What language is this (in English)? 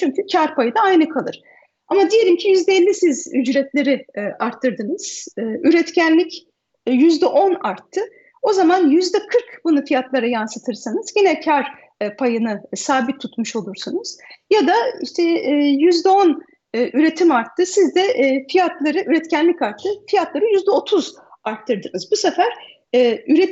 Turkish